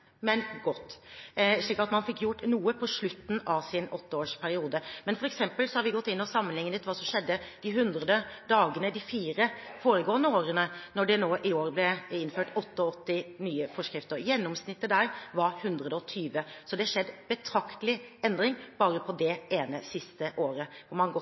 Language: Norwegian Bokmål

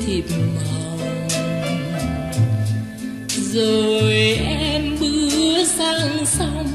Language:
Vietnamese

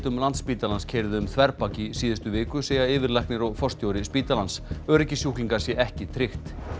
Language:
Icelandic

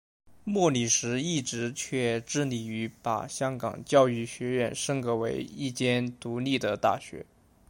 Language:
Chinese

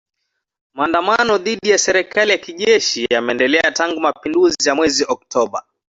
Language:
Swahili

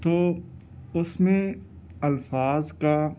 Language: Urdu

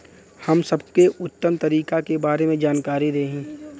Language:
Bhojpuri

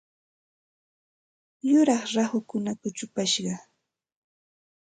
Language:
Santa Ana de Tusi Pasco Quechua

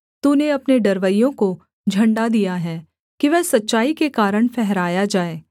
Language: Hindi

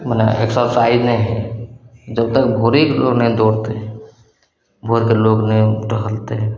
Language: Maithili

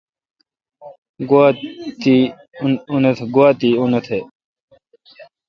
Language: Kalkoti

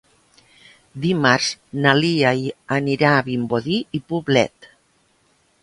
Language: Catalan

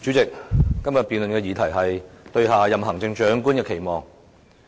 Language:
Cantonese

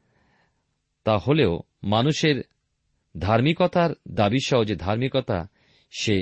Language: Bangla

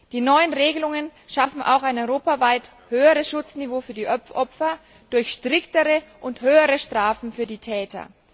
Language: German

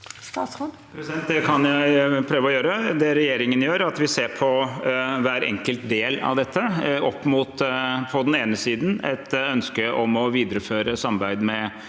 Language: Norwegian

